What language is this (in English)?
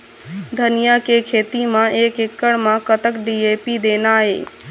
Chhattisgarhi